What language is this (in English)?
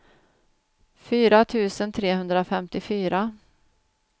Swedish